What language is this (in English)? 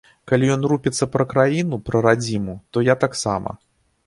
Belarusian